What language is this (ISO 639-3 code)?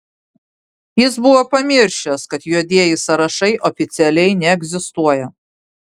lit